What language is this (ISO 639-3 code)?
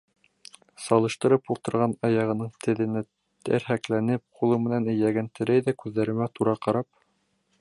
bak